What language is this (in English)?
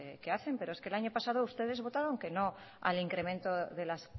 Spanish